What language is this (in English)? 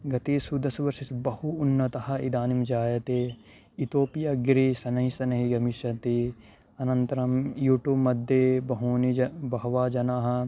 Sanskrit